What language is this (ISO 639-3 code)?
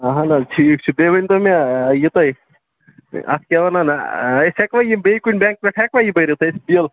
kas